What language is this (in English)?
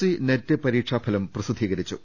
Malayalam